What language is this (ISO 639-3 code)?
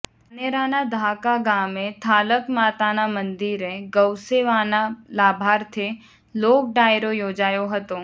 guj